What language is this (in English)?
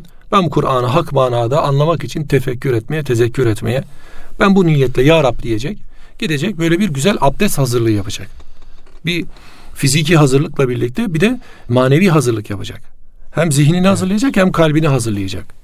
Turkish